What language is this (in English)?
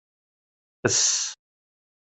Kabyle